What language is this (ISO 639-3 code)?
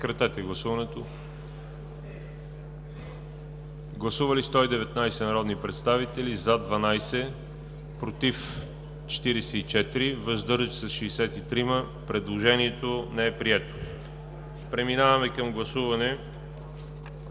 bul